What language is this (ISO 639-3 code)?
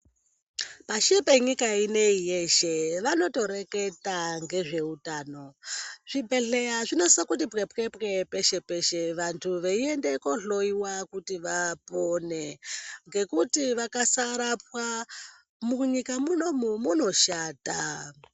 ndc